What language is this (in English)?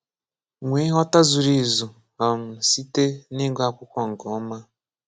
Igbo